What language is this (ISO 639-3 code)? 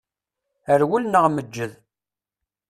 kab